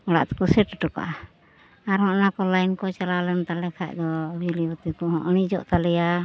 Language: Santali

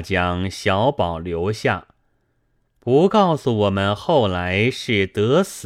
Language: Chinese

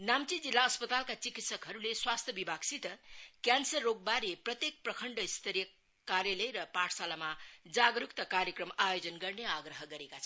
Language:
Nepali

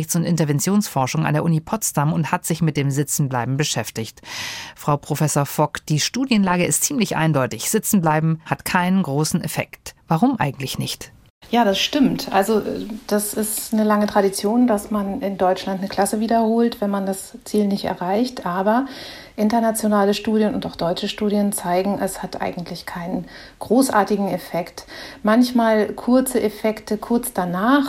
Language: German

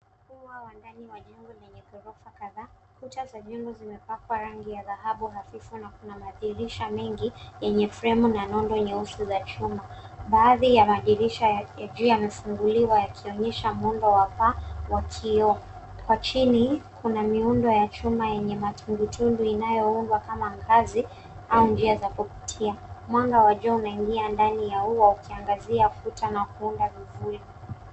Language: Swahili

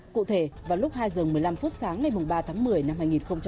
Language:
Vietnamese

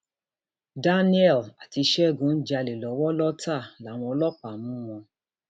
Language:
Yoruba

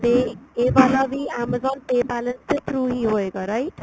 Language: Punjabi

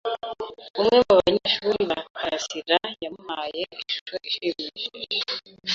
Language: Kinyarwanda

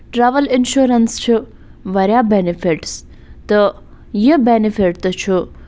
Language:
Kashmiri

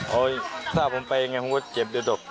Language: Thai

